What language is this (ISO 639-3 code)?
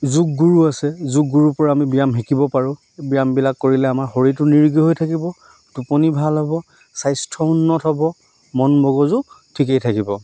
asm